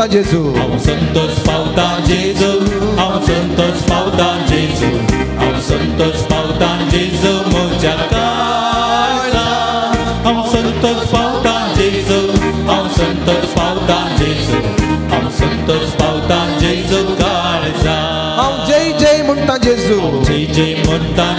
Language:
Romanian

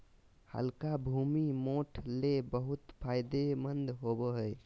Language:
Magahi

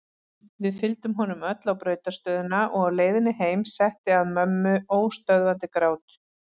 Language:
Icelandic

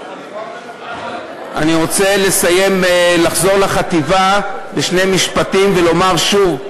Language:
Hebrew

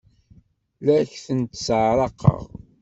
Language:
Kabyle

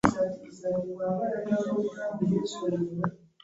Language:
Ganda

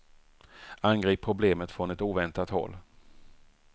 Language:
Swedish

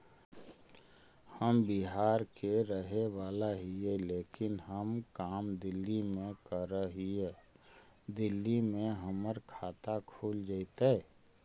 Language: Magahi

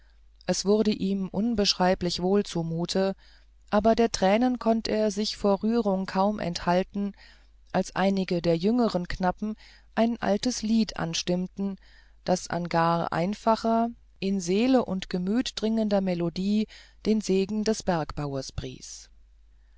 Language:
German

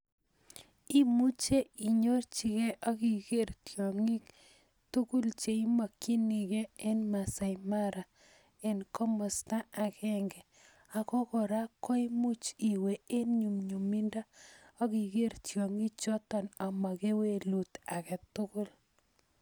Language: Kalenjin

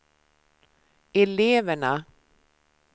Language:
Swedish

